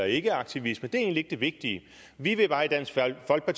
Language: Danish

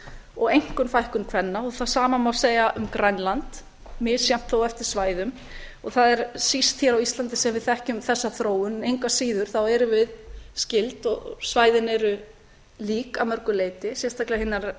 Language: Icelandic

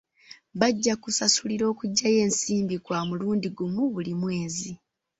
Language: Ganda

